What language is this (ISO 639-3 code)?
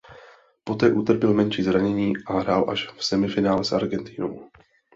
ces